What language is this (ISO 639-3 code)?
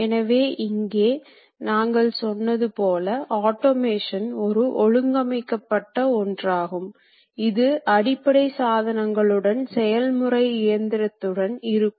tam